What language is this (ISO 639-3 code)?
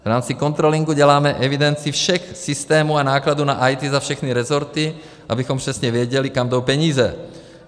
ces